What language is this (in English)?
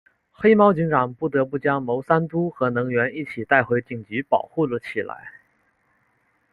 Chinese